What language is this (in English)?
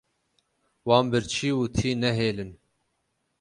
Kurdish